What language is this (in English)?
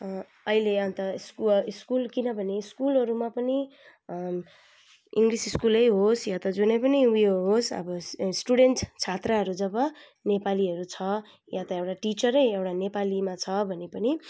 Nepali